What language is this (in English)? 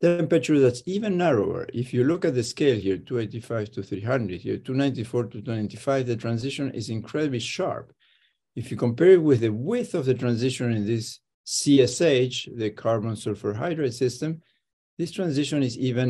English